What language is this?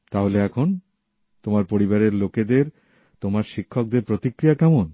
Bangla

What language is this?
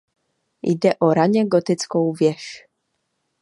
Czech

